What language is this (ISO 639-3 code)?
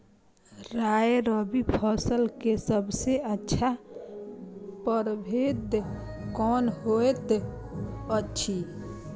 mai